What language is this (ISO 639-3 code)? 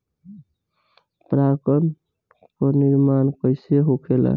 bho